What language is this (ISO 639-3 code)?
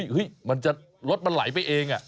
tha